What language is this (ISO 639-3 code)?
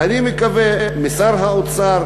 heb